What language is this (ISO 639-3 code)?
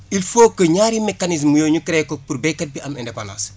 wol